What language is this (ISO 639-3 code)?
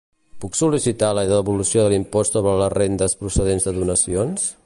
cat